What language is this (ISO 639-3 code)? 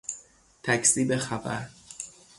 fas